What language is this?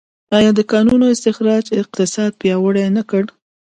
Pashto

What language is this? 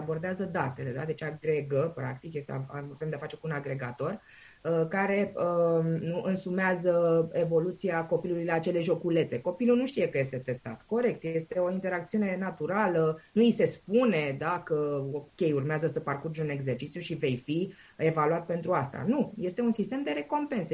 Romanian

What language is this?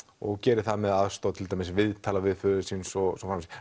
Icelandic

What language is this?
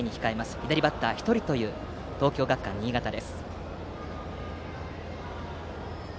Japanese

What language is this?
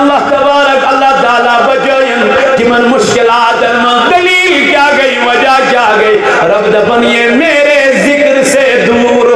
Arabic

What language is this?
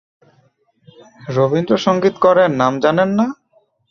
Bangla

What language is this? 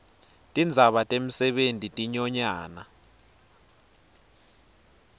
Swati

